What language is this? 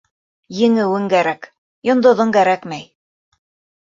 Bashkir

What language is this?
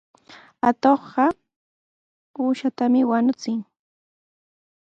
Sihuas Ancash Quechua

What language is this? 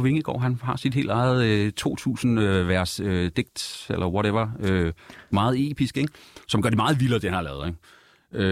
Danish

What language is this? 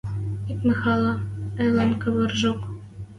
Western Mari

